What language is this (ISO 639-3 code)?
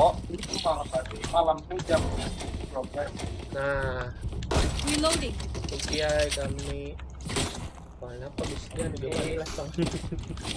ind